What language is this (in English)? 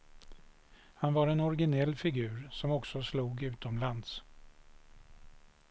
Swedish